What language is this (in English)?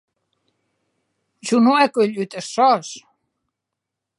Occitan